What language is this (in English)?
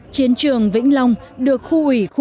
Vietnamese